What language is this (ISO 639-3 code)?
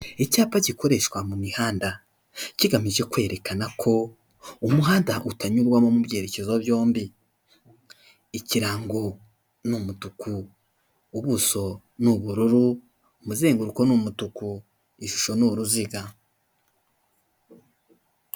kin